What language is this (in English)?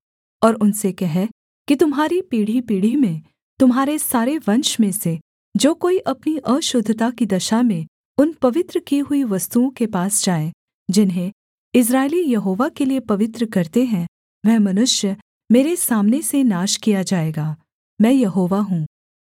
Hindi